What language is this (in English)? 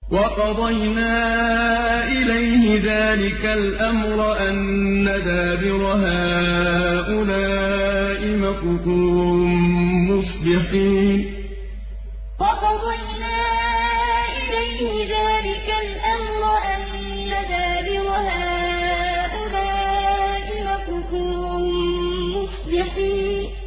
Arabic